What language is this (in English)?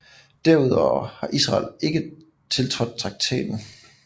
Danish